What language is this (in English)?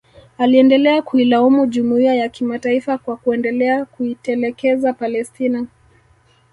Swahili